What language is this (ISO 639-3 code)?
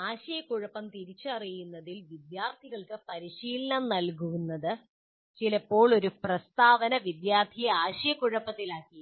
mal